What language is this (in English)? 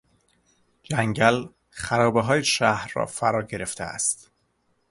Persian